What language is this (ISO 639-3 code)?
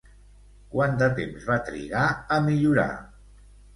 cat